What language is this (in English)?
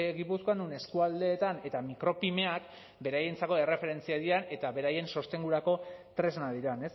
Basque